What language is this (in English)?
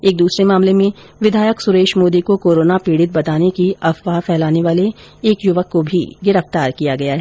Hindi